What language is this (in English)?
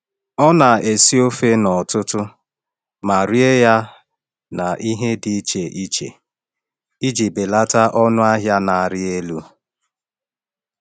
Igbo